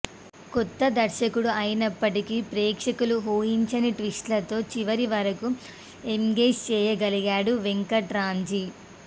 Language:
Telugu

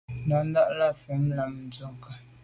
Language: Medumba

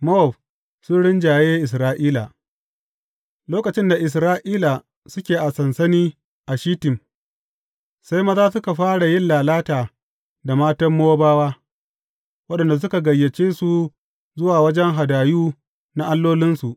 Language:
Hausa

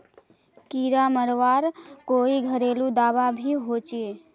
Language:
Magahi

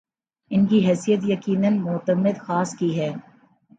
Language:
Urdu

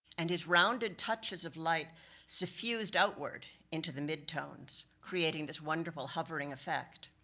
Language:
English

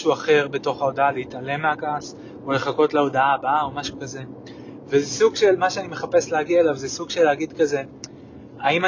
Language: Hebrew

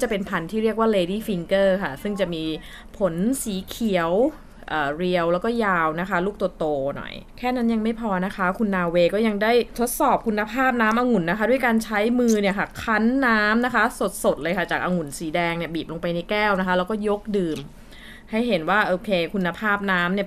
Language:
Thai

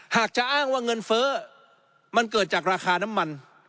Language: Thai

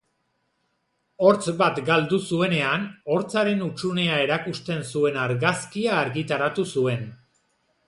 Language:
Basque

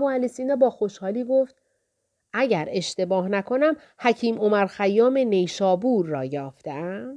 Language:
Persian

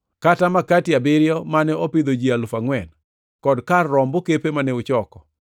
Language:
Luo (Kenya and Tanzania)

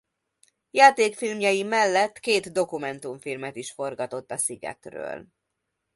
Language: Hungarian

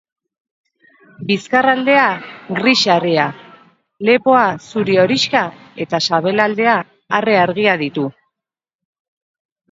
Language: Basque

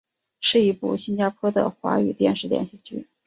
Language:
Chinese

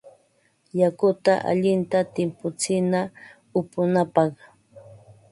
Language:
Ambo-Pasco Quechua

